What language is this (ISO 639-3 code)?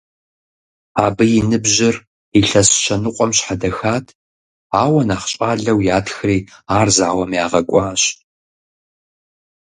kbd